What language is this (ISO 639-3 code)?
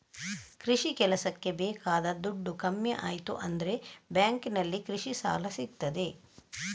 kan